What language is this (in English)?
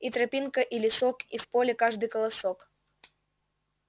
Russian